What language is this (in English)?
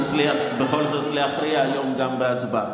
Hebrew